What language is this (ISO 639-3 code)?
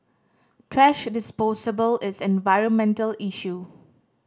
eng